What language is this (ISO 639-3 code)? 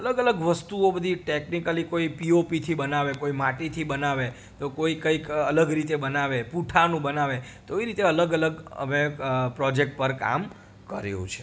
guj